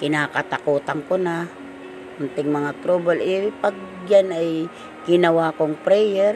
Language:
Filipino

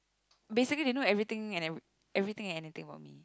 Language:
English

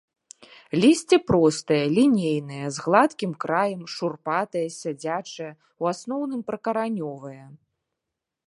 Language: Belarusian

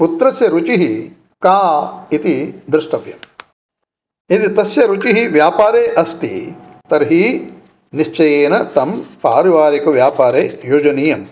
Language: Sanskrit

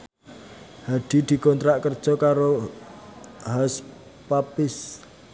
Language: Javanese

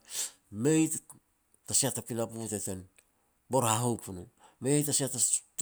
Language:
Petats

